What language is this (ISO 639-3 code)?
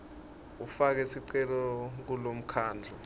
ssw